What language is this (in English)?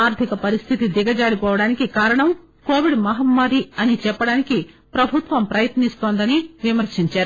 Telugu